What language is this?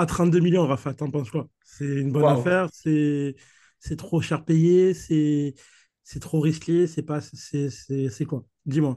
French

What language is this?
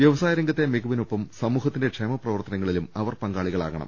Malayalam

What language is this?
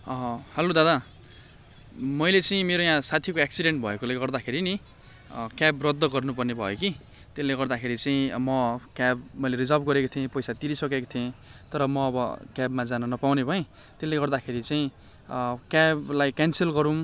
Nepali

